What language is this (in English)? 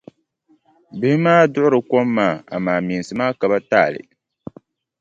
Dagbani